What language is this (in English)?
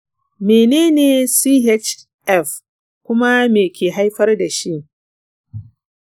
Hausa